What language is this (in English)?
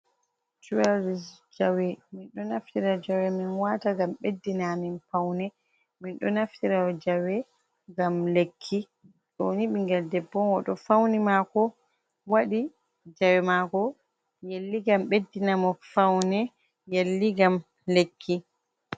Fula